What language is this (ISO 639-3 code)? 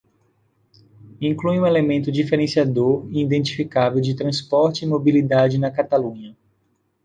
por